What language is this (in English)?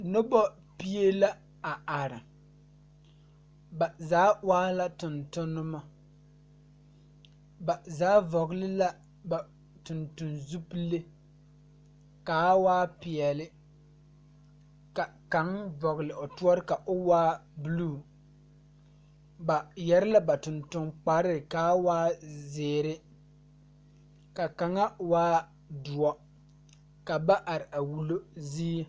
Southern Dagaare